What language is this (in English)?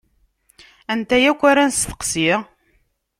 Kabyle